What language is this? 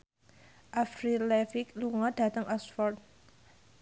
Javanese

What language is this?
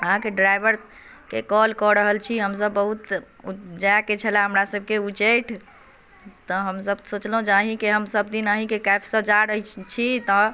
Maithili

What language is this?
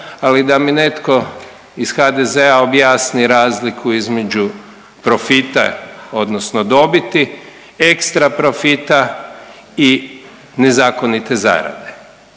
Croatian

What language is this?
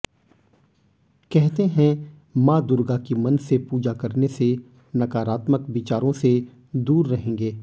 Hindi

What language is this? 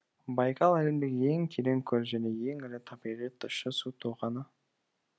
Kazakh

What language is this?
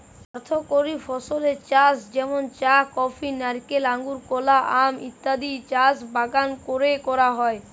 Bangla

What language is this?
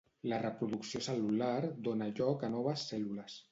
Catalan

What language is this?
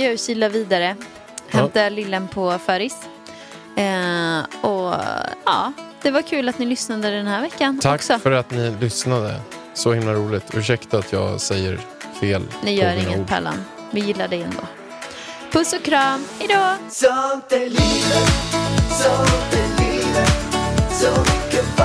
Swedish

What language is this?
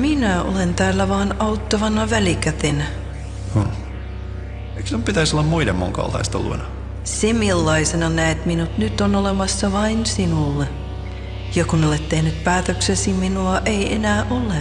Finnish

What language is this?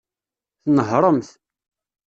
Kabyle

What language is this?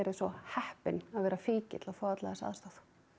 Icelandic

